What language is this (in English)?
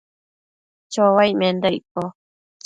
Matsés